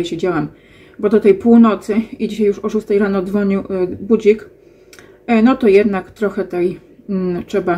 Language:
Polish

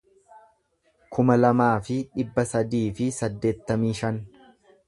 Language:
Oromo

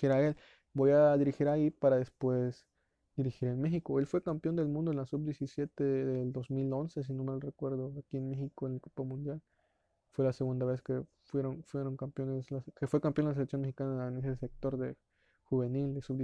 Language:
Spanish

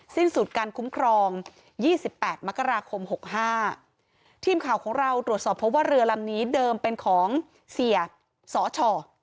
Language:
Thai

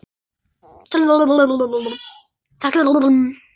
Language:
Icelandic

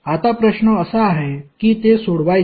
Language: Marathi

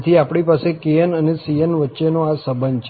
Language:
Gujarati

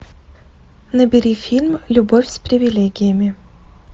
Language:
Russian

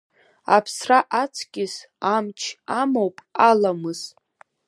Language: Abkhazian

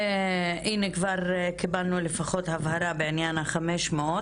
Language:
Hebrew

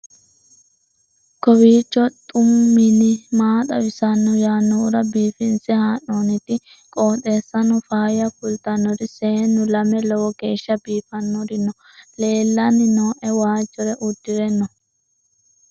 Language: Sidamo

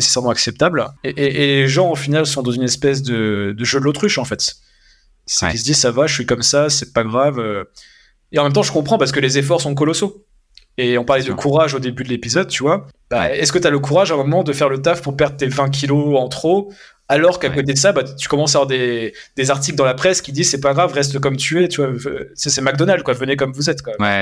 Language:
French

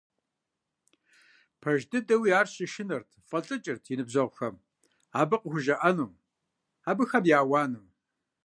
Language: Kabardian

